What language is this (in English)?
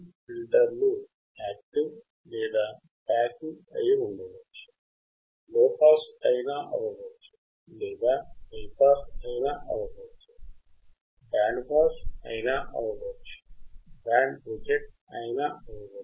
Telugu